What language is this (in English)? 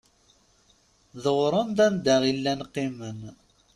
Kabyle